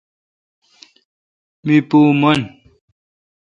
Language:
Kalkoti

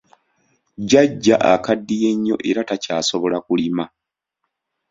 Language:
Ganda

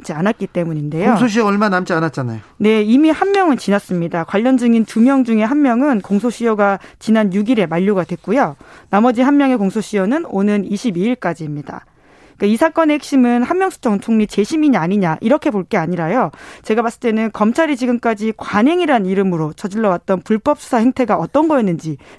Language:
Korean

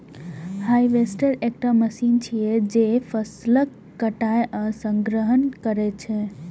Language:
Maithili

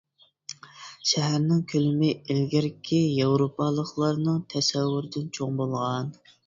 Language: Uyghur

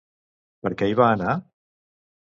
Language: Catalan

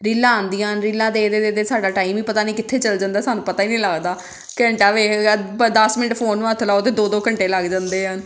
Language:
Punjabi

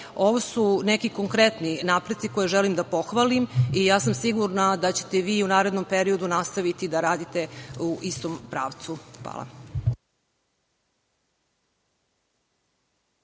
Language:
Serbian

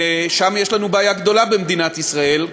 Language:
Hebrew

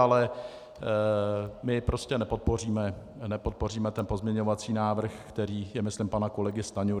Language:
Czech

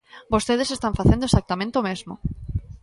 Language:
Galician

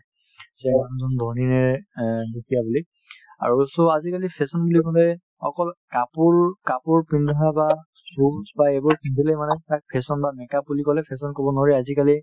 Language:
Assamese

